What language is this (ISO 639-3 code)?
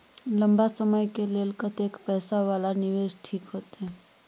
mai